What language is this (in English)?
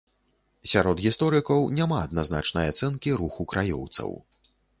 Belarusian